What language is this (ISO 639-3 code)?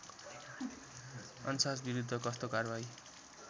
nep